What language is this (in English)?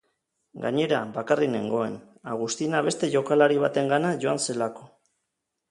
Basque